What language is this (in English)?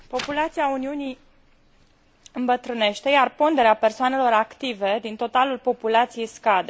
Romanian